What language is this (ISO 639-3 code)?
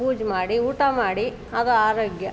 kan